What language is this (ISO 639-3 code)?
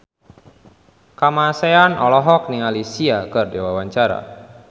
sun